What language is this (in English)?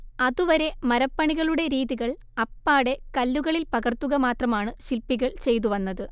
Malayalam